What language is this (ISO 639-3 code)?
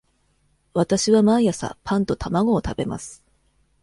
jpn